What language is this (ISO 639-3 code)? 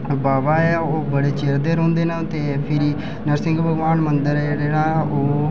doi